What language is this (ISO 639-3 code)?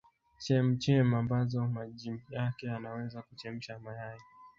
swa